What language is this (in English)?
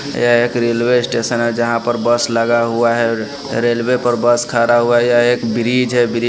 Hindi